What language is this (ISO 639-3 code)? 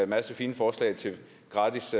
dan